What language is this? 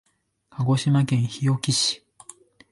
Japanese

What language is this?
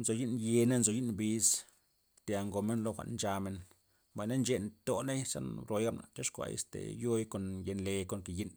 Loxicha Zapotec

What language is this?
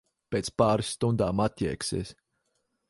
Latvian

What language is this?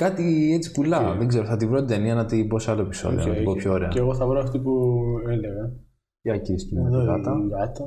Greek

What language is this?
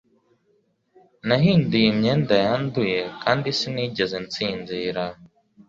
Kinyarwanda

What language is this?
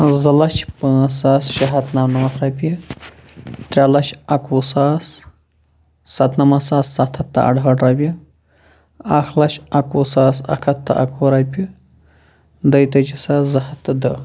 Kashmiri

